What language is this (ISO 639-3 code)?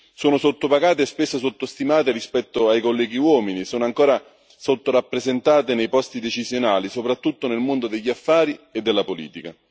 ita